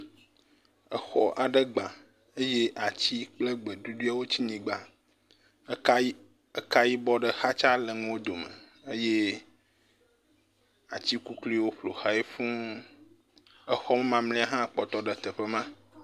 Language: Ewe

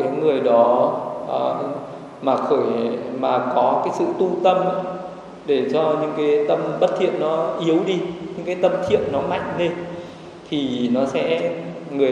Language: Vietnamese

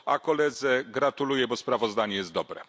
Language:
Polish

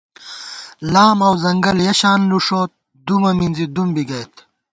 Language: Gawar-Bati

